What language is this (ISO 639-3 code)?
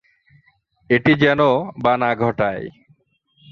ben